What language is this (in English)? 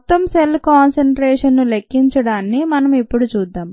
Telugu